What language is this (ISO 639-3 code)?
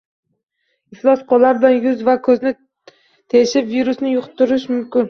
uzb